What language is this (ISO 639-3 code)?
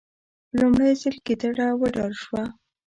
pus